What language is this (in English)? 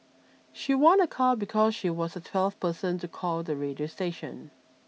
English